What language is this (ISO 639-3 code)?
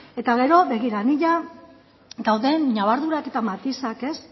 eus